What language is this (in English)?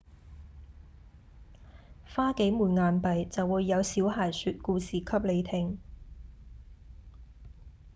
Cantonese